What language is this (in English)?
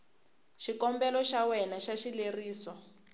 Tsonga